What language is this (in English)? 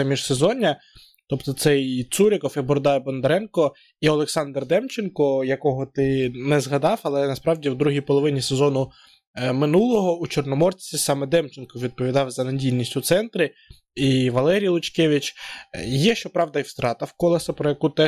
Ukrainian